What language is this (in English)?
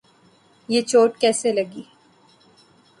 Urdu